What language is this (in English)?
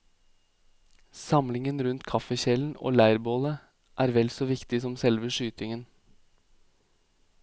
Norwegian